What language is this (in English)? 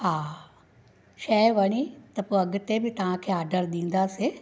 Sindhi